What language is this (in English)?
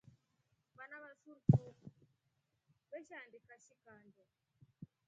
Rombo